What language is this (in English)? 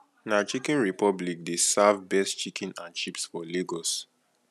Nigerian Pidgin